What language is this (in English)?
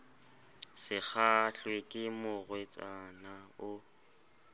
Southern Sotho